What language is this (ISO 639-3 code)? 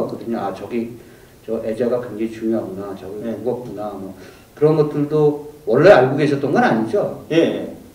kor